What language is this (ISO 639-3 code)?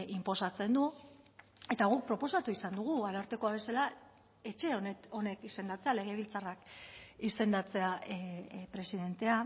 eus